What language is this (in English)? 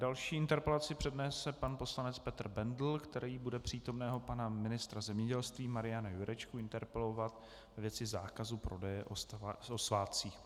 Czech